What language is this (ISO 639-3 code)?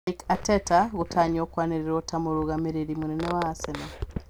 kik